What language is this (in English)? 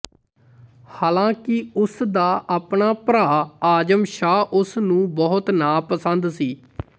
Punjabi